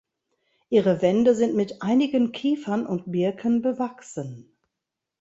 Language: German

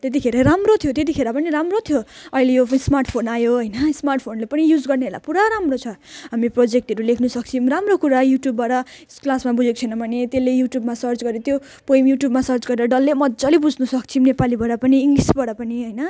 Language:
Nepali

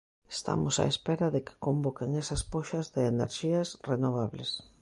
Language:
Galician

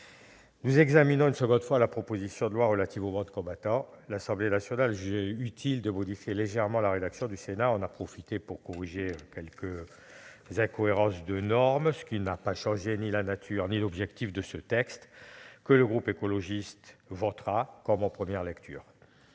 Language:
French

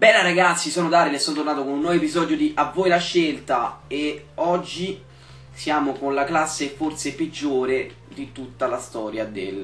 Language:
Italian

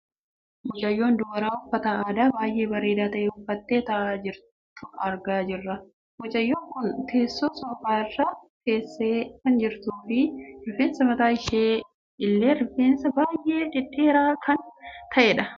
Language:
Oromo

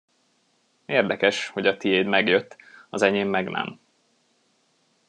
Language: Hungarian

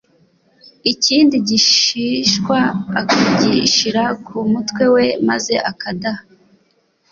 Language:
Kinyarwanda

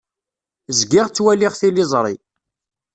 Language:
Kabyle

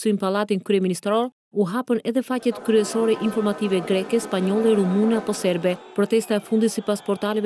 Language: Dutch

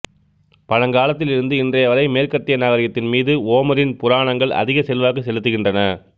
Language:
Tamil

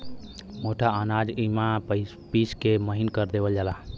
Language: Bhojpuri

